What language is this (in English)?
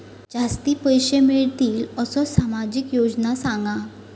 Marathi